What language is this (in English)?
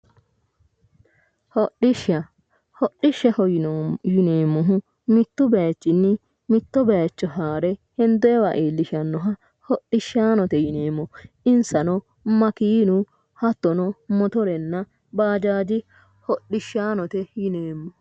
Sidamo